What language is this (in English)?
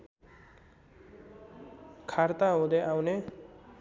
Nepali